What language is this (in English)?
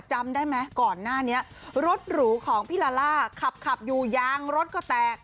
Thai